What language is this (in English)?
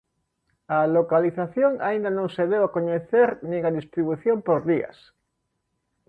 Galician